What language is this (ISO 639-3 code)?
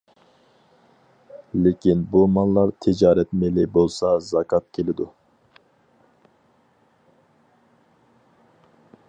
uig